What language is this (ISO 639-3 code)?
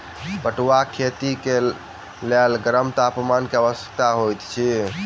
mai